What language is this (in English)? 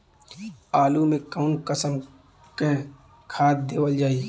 Bhojpuri